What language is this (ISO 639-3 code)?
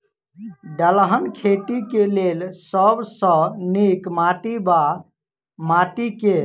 mai